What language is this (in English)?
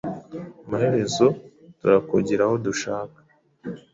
Kinyarwanda